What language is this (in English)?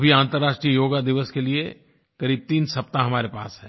Hindi